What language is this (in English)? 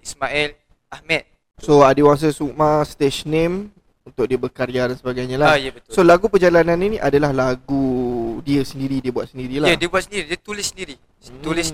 Malay